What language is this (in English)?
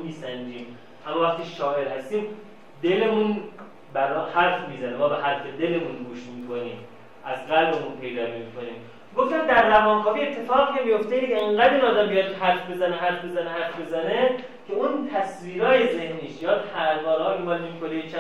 Persian